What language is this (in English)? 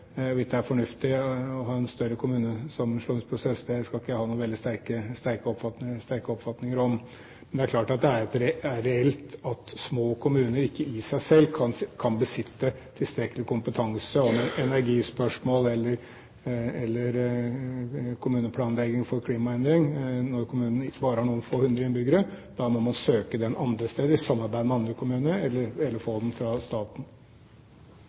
Norwegian Bokmål